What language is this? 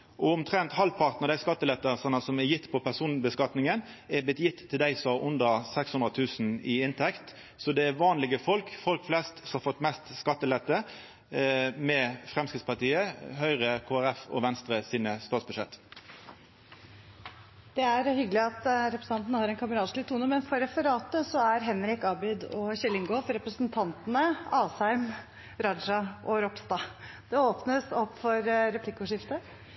Norwegian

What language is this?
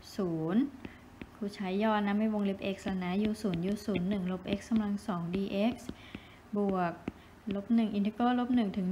Thai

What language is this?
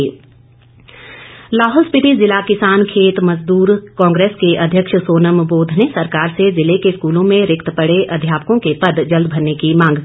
Hindi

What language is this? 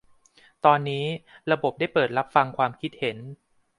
Thai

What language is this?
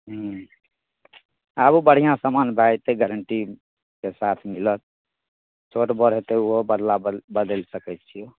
Maithili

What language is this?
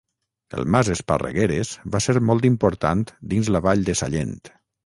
Catalan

